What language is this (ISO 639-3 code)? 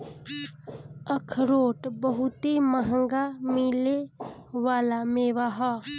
bho